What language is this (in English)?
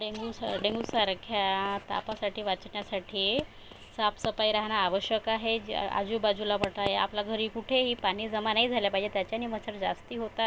Marathi